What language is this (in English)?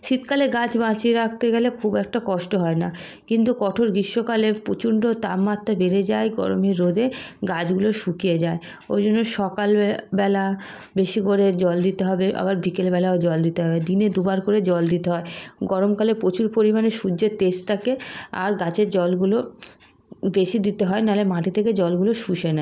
Bangla